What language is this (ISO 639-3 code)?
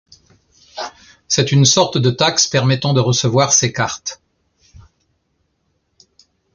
fra